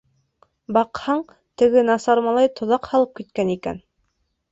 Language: Bashkir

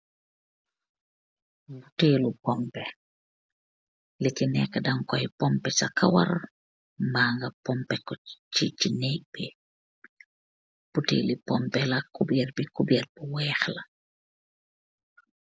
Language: Wolof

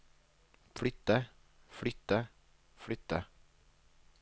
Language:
Norwegian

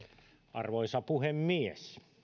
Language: Finnish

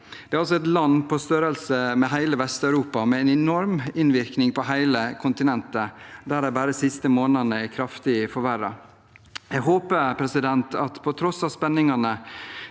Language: Norwegian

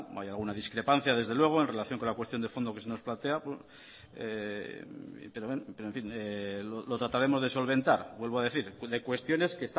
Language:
Spanish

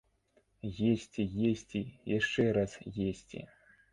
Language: Belarusian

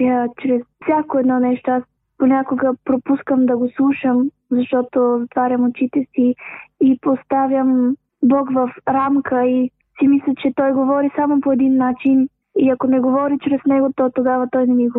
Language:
Bulgarian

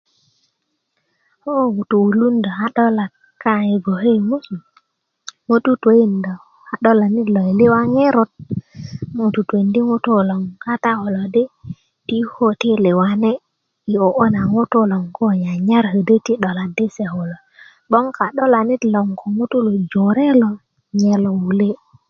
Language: Kuku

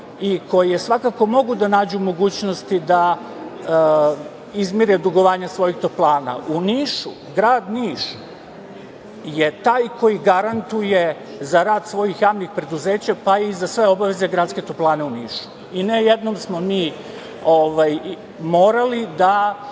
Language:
Serbian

